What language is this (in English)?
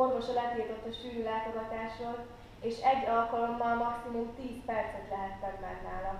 Hungarian